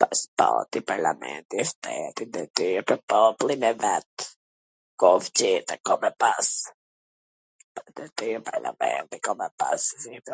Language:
Gheg Albanian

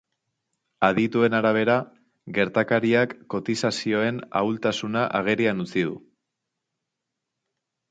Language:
Basque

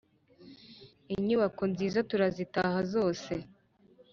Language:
Kinyarwanda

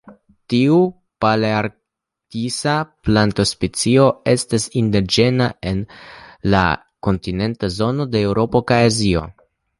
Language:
Esperanto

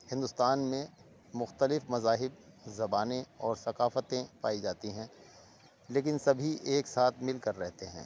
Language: Urdu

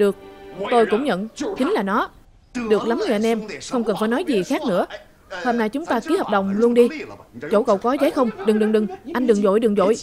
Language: Vietnamese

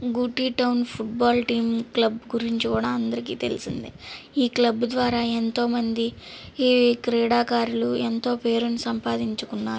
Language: Telugu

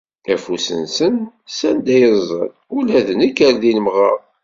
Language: Kabyle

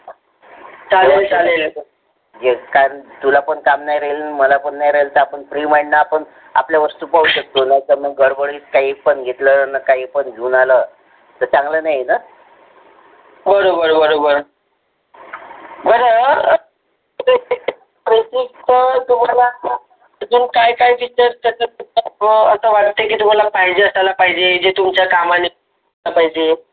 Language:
Marathi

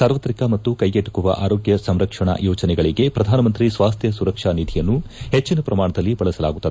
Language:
Kannada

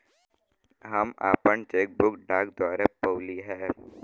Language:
Bhojpuri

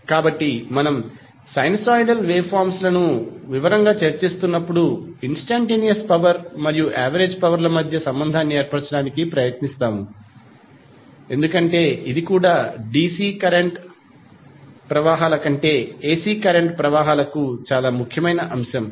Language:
Telugu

